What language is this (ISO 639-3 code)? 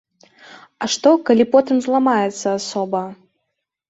bel